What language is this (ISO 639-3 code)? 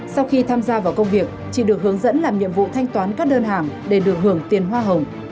vie